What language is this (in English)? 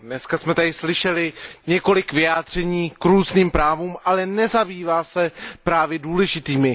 Czech